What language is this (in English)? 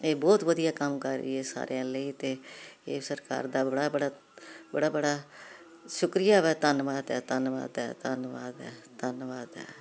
Punjabi